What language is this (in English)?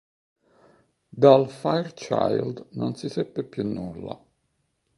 Italian